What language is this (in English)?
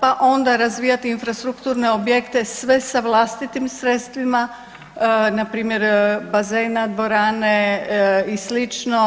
Croatian